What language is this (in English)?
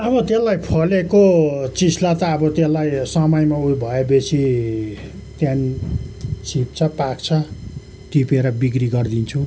Nepali